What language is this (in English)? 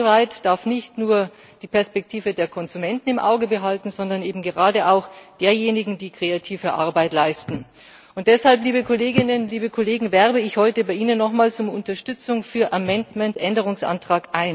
German